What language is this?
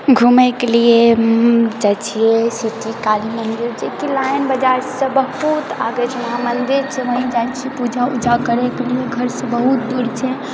Maithili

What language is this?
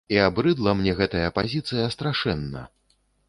Belarusian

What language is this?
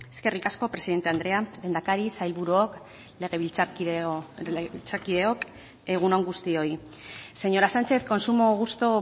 Basque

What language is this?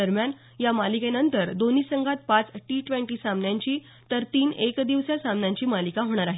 Marathi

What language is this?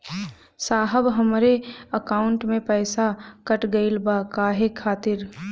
Bhojpuri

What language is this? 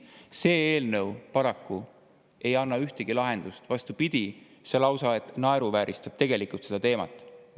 Estonian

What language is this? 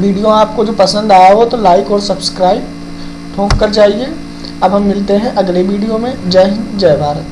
Hindi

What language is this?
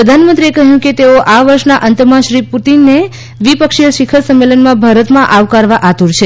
Gujarati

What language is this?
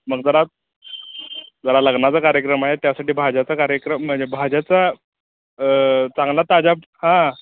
Marathi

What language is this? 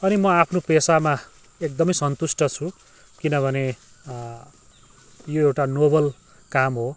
Nepali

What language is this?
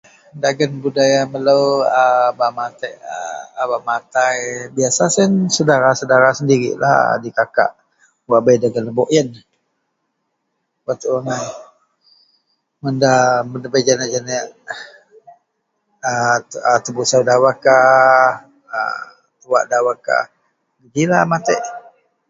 Central Melanau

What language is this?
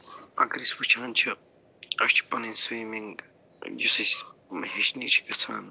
Kashmiri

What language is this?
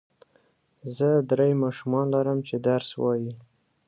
Pashto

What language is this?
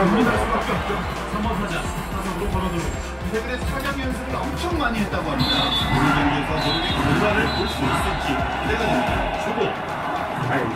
Korean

